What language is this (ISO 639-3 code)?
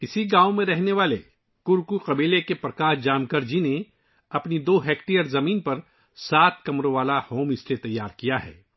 urd